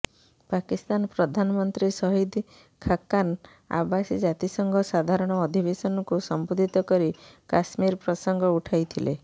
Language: Odia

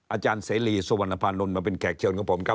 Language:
Thai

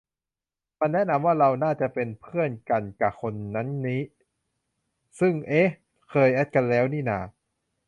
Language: Thai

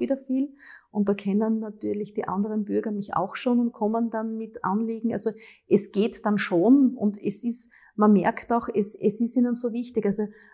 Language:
German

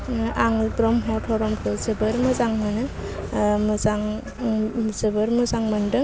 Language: Bodo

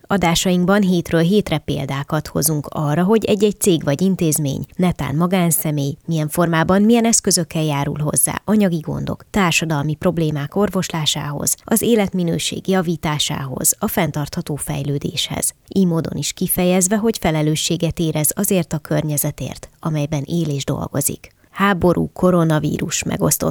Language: Hungarian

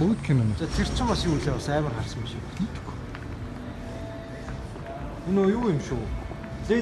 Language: Korean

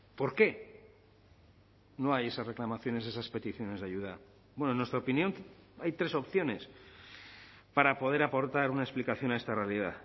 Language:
Spanish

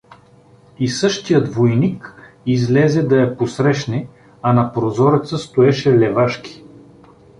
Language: Bulgarian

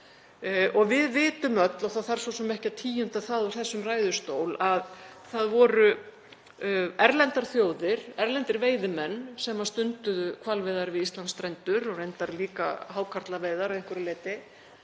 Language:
Icelandic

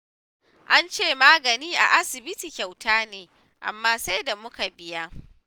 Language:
Hausa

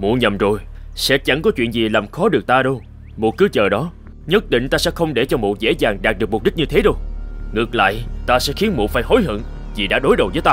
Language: Vietnamese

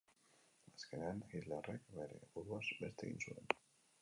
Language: Basque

